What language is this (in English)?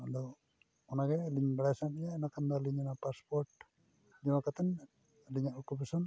Santali